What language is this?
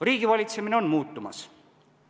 Estonian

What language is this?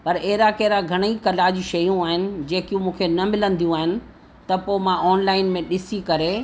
Sindhi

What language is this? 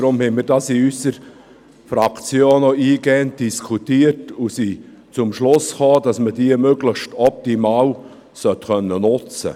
Swiss German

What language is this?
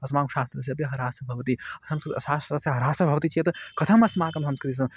Sanskrit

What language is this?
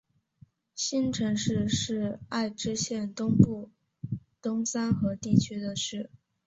Chinese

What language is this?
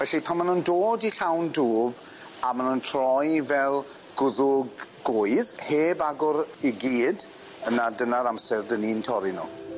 Welsh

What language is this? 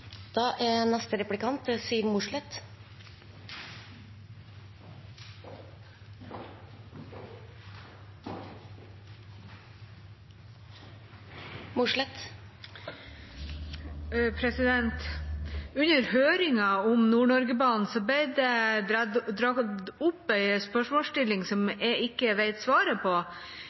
Norwegian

